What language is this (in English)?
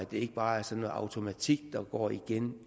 Danish